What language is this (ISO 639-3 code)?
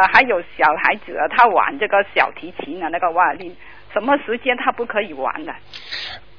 zho